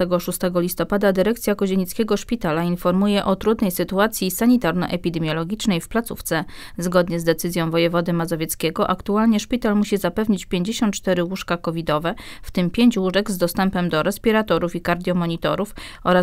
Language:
Polish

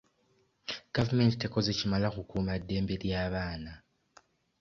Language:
Ganda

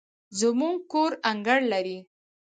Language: Pashto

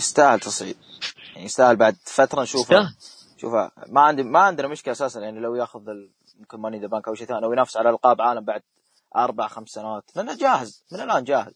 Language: Arabic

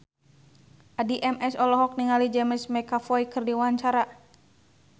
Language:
Sundanese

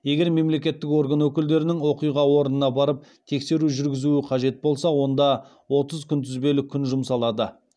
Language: Kazakh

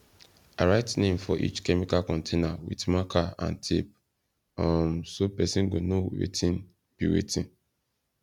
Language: Nigerian Pidgin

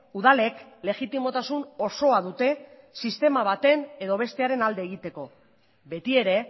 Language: Basque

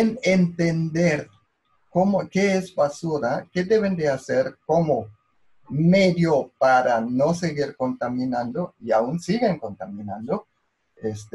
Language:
Spanish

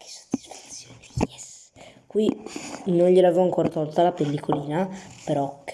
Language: Italian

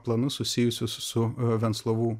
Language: Lithuanian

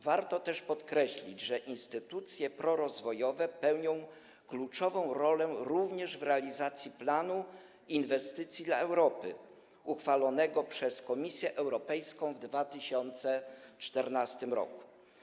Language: Polish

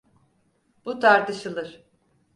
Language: Turkish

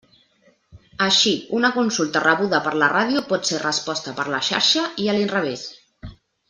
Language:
Catalan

